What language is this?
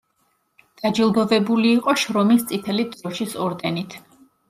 Georgian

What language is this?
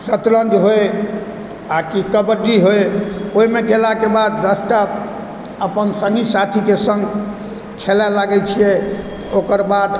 Maithili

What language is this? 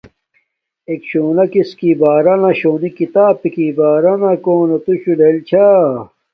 Domaaki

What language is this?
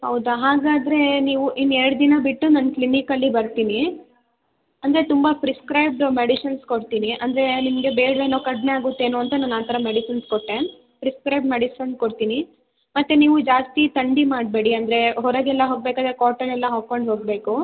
Kannada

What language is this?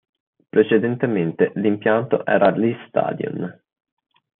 Italian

